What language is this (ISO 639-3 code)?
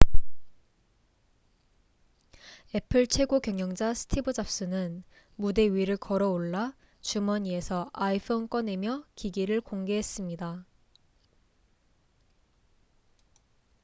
kor